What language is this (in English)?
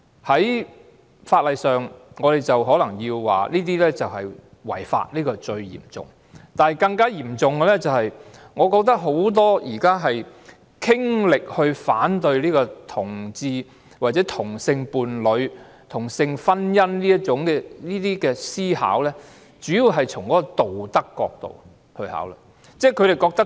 Cantonese